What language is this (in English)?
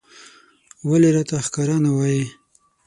Pashto